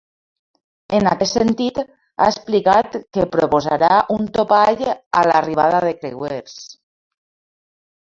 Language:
Catalan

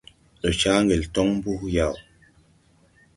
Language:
Tupuri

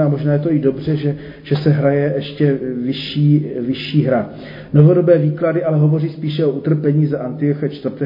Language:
Czech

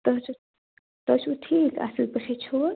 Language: Kashmiri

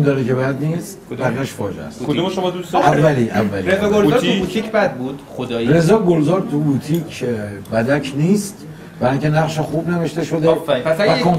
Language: Persian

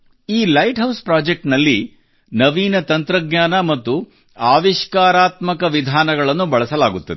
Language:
Kannada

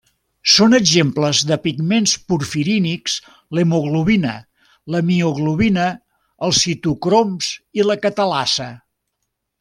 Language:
Catalan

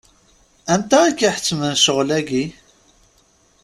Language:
Kabyle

